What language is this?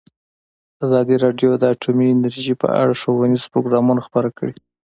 Pashto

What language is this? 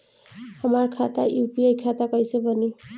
Bhojpuri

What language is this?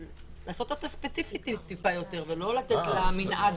Hebrew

